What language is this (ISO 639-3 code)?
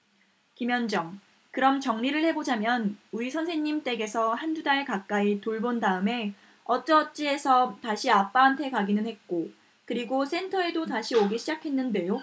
kor